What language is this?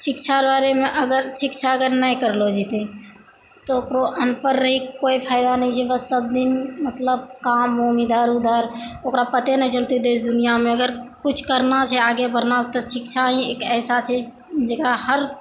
Maithili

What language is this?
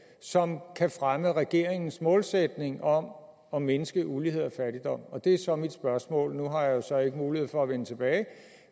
Danish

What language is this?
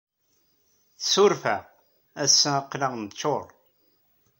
Kabyle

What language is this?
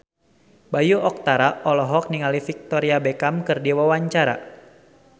Sundanese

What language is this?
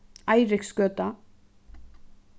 Faroese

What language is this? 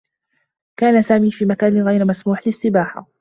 Arabic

